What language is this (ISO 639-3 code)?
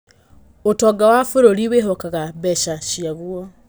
kik